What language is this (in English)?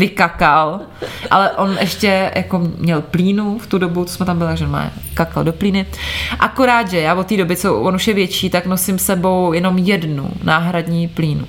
Czech